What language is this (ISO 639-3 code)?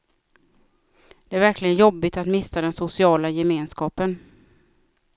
swe